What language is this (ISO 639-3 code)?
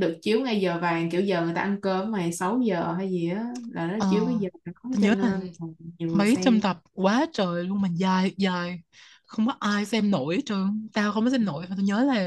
vie